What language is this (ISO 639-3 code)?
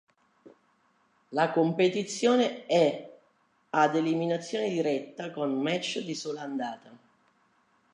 ita